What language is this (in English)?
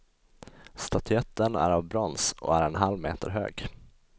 Swedish